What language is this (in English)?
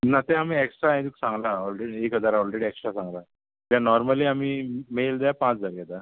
Konkani